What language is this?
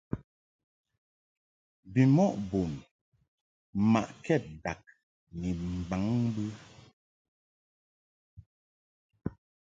Mungaka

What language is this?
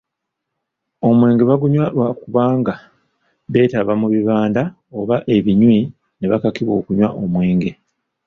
Ganda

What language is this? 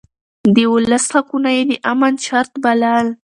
Pashto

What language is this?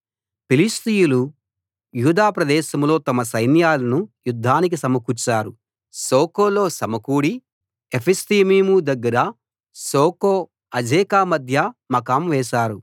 Telugu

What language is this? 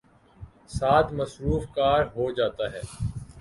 Urdu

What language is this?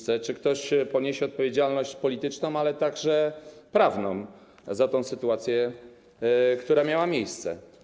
Polish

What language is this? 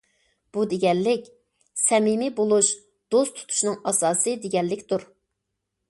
Uyghur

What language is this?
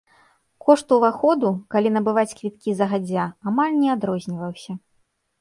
Belarusian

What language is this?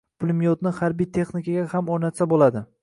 Uzbek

